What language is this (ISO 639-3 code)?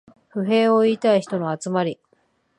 jpn